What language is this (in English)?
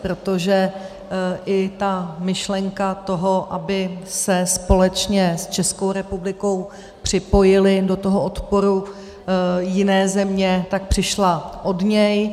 Czech